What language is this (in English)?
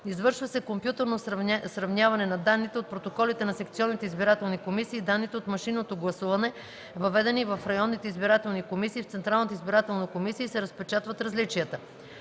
Bulgarian